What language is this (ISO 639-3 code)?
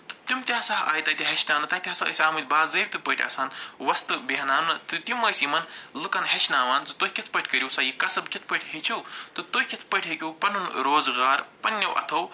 kas